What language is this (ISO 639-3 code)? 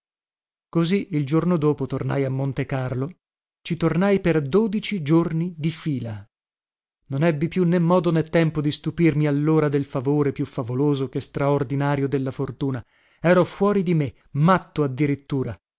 ita